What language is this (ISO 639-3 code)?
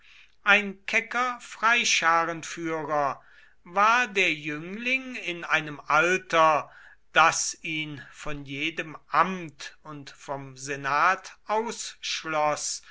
deu